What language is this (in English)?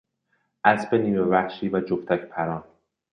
Persian